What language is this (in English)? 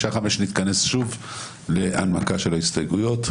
Hebrew